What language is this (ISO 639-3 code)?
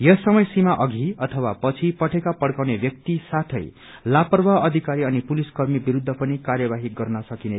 nep